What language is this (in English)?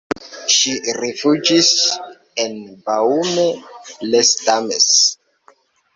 Esperanto